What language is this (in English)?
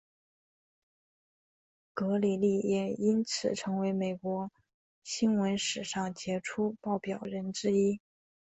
Chinese